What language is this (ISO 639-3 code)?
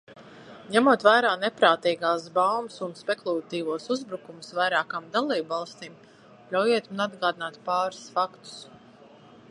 lav